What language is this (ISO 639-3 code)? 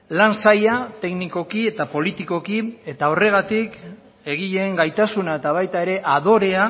eus